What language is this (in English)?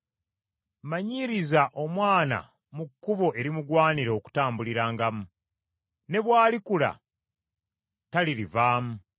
Ganda